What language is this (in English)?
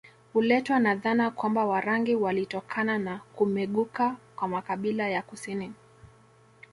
Swahili